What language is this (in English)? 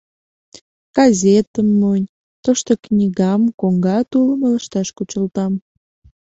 Mari